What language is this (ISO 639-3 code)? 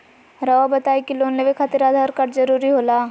mag